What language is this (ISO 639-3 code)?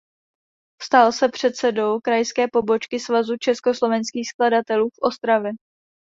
ces